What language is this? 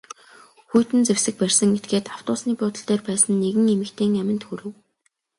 Mongolian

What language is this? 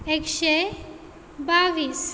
Konkani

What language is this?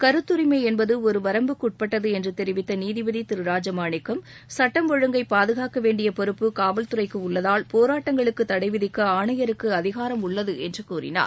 Tamil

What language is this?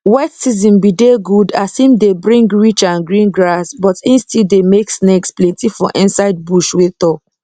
Nigerian Pidgin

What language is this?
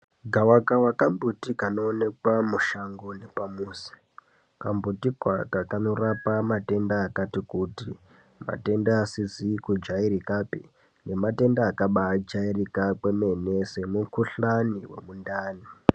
Ndau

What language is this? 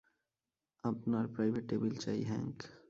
Bangla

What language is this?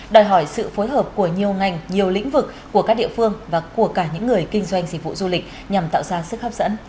Vietnamese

